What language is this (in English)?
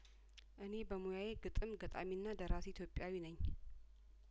Amharic